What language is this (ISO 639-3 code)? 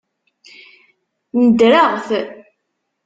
kab